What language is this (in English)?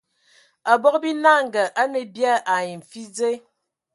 Ewondo